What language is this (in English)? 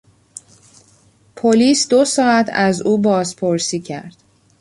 Persian